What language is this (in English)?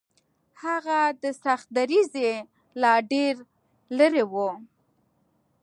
Pashto